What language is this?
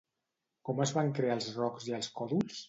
Catalan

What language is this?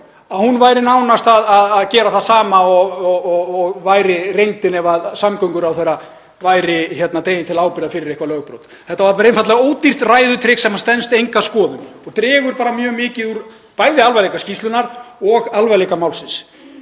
Icelandic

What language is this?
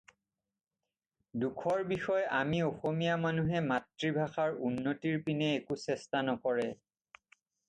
Assamese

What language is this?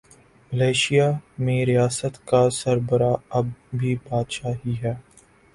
Urdu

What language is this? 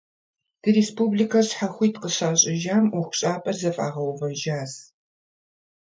Kabardian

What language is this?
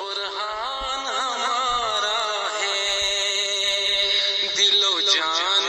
Urdu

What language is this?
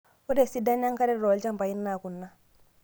Masai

